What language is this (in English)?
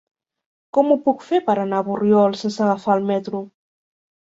Catalan